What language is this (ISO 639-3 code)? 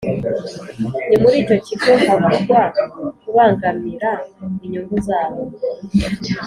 kin